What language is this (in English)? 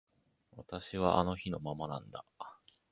Japanese